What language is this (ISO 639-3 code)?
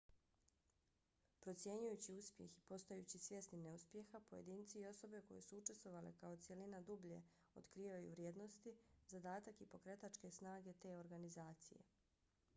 bos